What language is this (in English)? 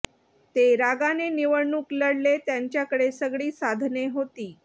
Marathi